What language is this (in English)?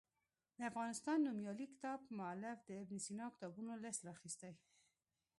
Pashto